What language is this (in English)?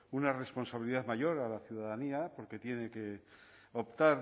Spanish